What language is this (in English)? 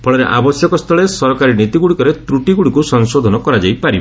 Odia